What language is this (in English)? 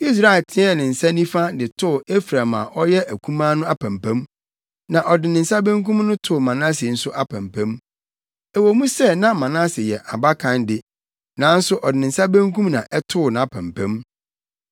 Akan